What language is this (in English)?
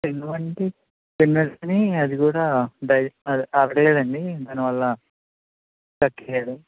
Telugu